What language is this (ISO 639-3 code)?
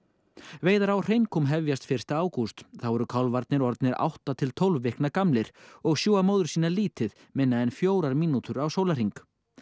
isl